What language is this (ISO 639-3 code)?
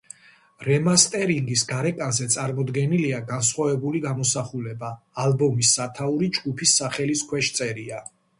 kat